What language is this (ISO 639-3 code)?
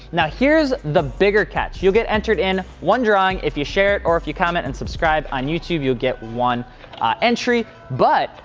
eng